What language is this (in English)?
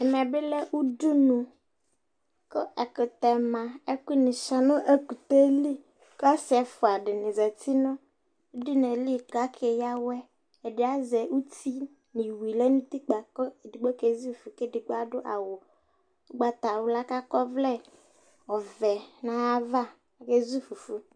Ikposo